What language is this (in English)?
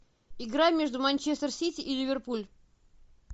Russian